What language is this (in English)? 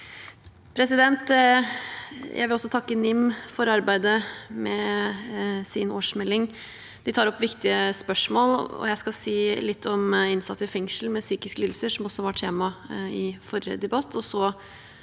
Norwegian